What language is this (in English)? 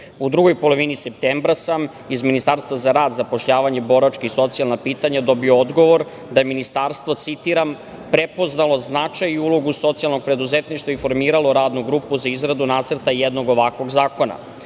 Serbian